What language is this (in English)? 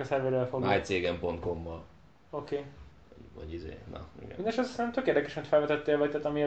Hungarian